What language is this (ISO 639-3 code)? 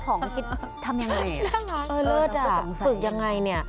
tha